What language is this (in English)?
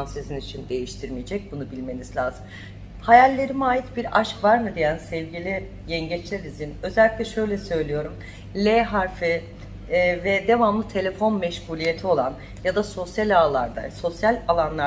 Turkish